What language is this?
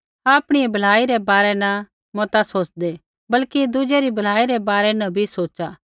Kullu Pahari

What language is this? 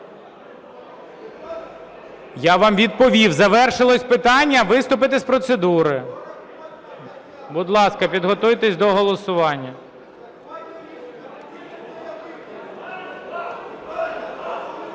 Ukrainian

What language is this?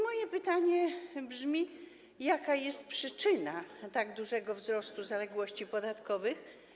Polish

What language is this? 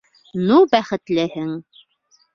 Bashkir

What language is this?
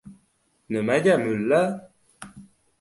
Uzbek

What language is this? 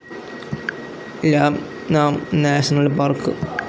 Malayalam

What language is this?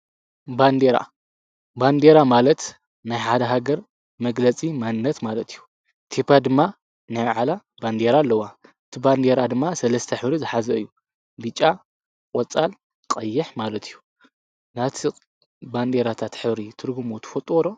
Tigrinya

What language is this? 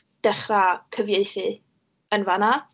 Welsh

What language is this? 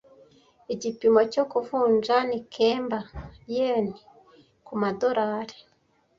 Kinyarwanda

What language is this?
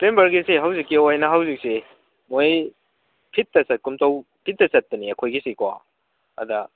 Manipuri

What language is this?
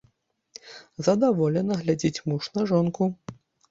Belarusian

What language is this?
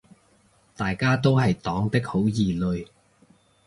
Cantonese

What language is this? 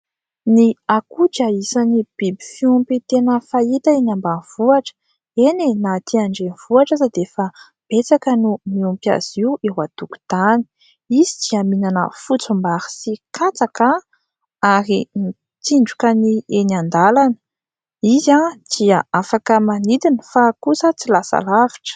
Malagasy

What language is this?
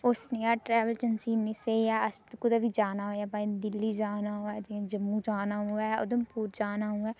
Dogri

